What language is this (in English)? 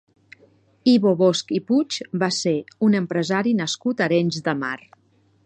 Catalan